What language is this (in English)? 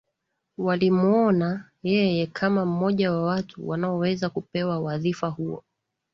Swahili